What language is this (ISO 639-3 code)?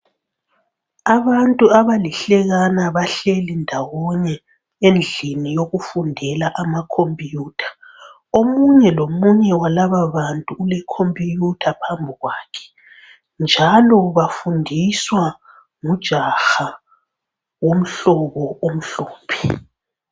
nde